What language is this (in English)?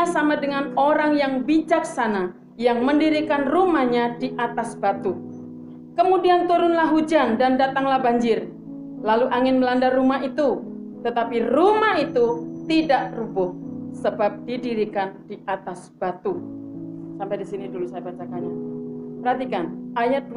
Indonesian